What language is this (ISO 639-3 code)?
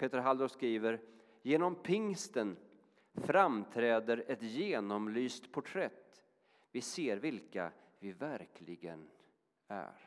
swe